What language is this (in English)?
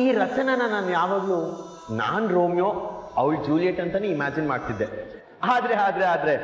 Kannada